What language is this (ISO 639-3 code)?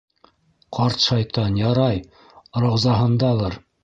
bak